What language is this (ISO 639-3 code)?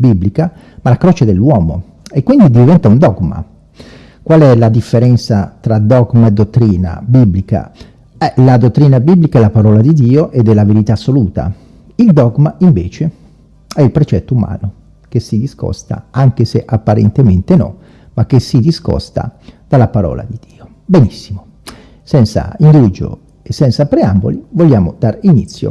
ita